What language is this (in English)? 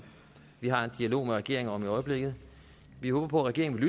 Danish